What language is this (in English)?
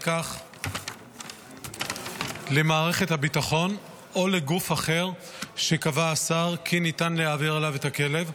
Hebrew